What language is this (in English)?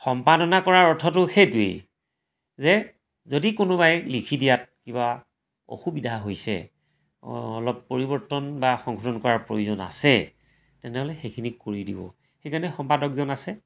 Assamese